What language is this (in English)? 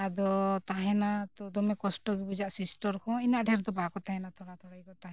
Santali